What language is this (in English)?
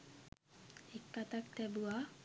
Sinhala